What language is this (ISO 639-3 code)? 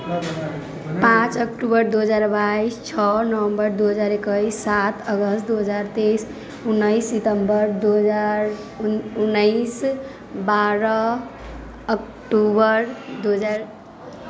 mai